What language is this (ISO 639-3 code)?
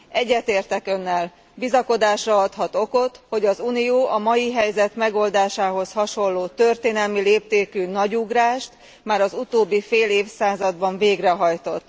hun